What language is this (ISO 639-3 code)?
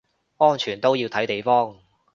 yue